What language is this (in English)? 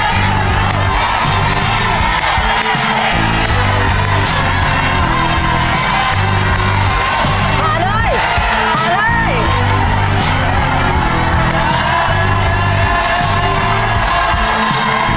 Thai